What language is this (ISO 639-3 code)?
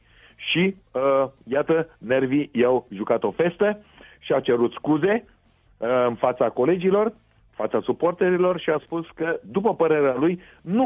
ron